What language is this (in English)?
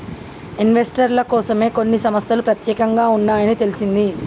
Telugu